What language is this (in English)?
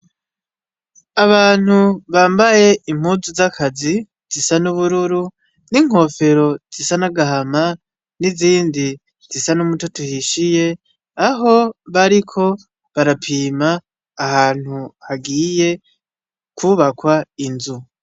Rundi